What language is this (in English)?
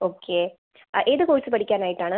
Malayalam